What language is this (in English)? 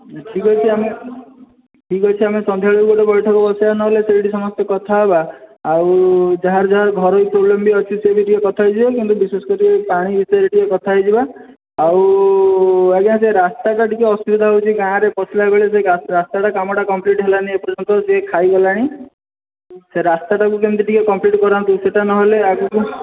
Odia